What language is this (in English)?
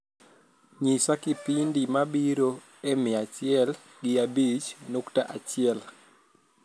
Luo (Kenya and Tanzania)